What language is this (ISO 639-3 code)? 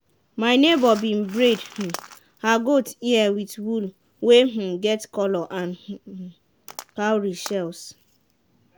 pcm